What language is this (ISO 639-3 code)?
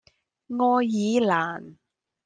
yue